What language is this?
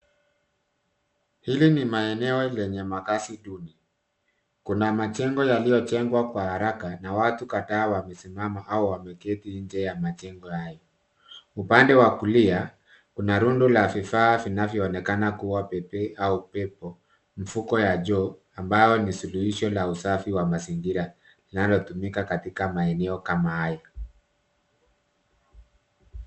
Swahili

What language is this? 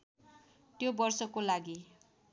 Nepali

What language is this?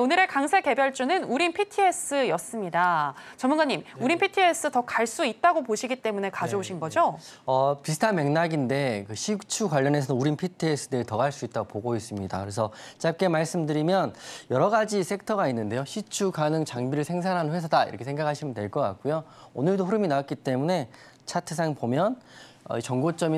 Korean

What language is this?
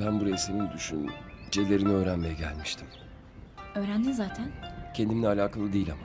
Turkish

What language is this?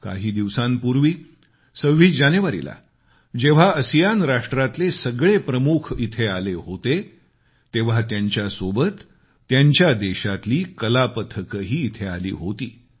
Marathi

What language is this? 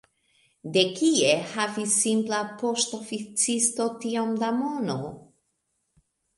Esperanto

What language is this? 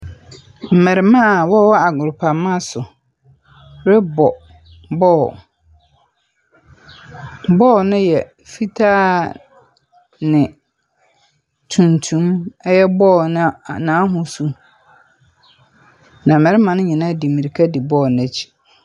Akan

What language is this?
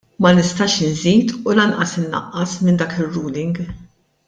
Maltese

